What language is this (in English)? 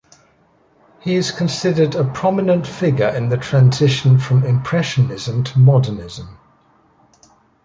English